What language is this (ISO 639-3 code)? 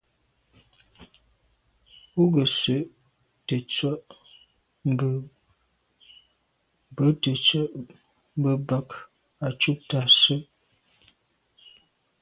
byv